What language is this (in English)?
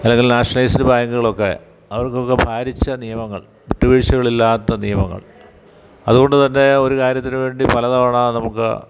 Malayalam